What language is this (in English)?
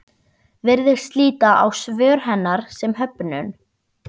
Icelandic